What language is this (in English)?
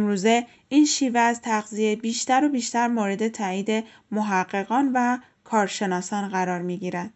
Persian